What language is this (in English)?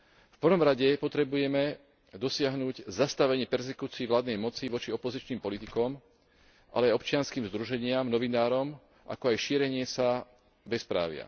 Slovak